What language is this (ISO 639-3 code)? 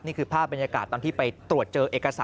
tha